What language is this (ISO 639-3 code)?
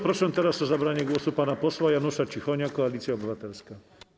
pol